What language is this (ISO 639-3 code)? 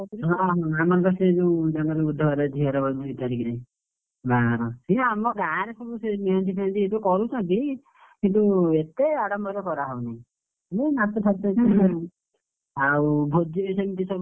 ori